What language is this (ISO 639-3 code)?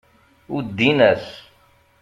kab